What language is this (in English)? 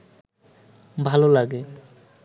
Bangla